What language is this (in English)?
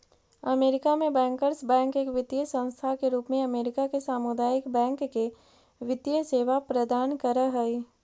Magahi